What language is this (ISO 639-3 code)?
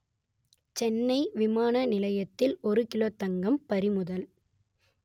tam